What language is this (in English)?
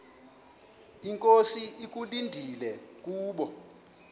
Xhosa